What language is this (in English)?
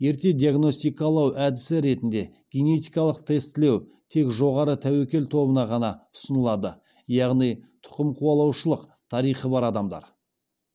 Kazakh